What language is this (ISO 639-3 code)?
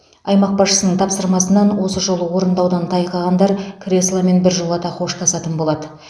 kaz